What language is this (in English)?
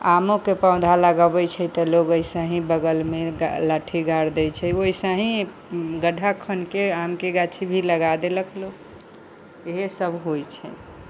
Maithili